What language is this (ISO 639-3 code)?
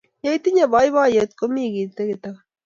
kln